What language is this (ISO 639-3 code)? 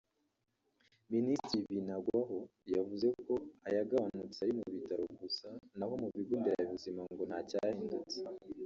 kin